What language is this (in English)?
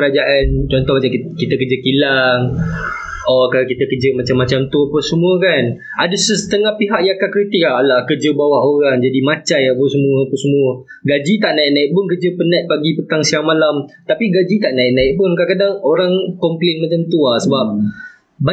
Malay